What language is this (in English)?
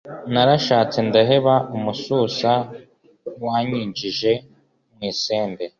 Kinyarwanda